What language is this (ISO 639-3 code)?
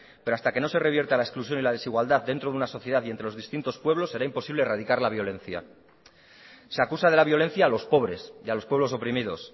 spa